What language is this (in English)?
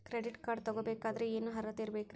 Kannada